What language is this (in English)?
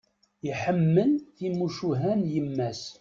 Kabyle